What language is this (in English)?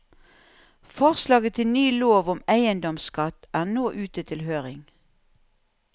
Norwegian